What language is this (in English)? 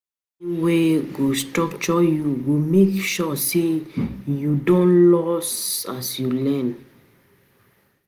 Nigerian Pidgin